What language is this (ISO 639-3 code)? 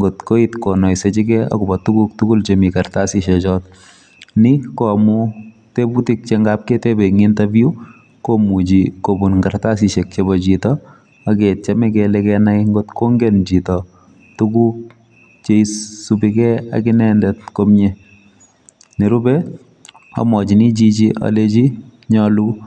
kln